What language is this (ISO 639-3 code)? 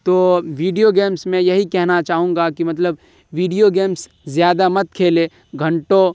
urd